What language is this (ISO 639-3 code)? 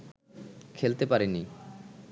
ben